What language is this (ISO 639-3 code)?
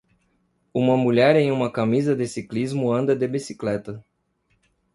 por